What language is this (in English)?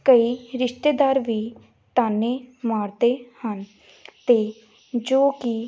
Punjabi